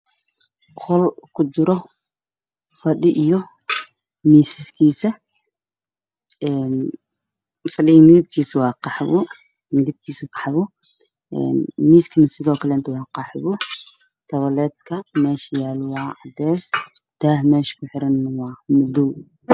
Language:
Somali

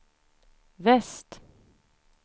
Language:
Swedish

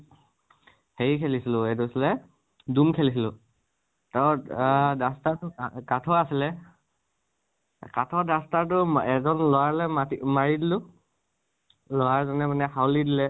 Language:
Assamese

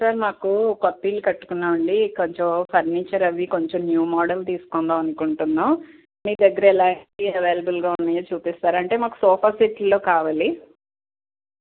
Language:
Telugu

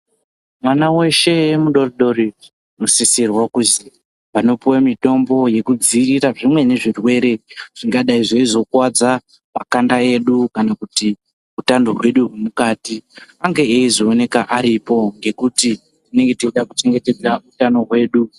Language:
Ndau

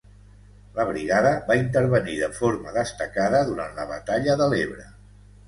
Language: Catalan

